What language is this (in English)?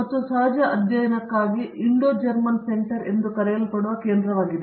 Kannada